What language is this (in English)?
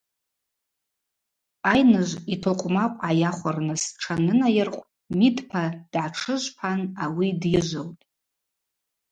Abaza